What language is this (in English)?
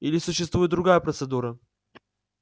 Russian